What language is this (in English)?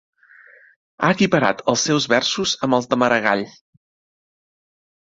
Catalan